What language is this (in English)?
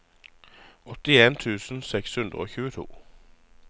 Norwegian